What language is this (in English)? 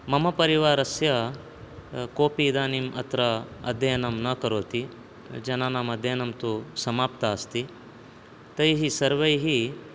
Sanskrit